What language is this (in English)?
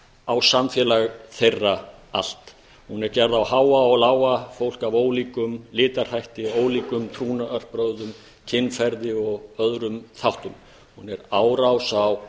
Icelandic